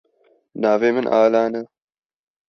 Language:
Kurdish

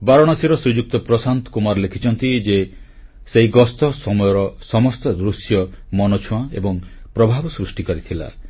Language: Odia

